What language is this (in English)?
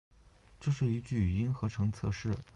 Chinese